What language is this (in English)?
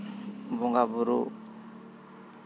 Santali